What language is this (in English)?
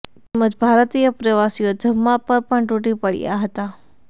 Gujarati